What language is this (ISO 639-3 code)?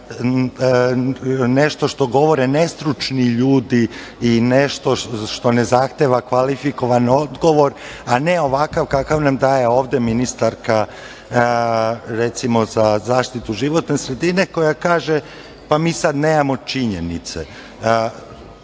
srp